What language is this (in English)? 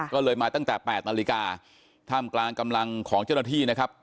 Thai